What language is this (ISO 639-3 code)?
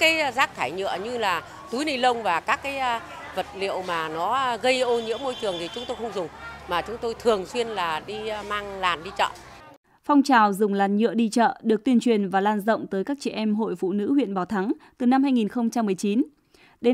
vie